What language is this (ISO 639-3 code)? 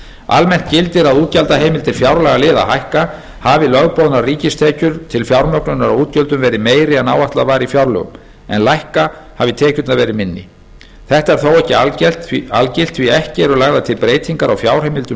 isl